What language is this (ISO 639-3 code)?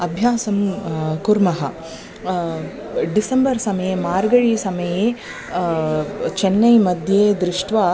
san